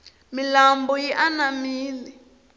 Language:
Tsonga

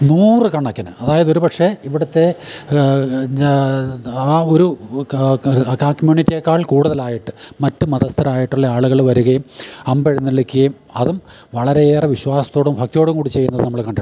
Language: Malayalam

